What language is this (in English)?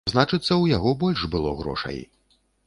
Belarusian